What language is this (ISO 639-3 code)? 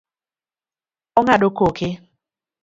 luo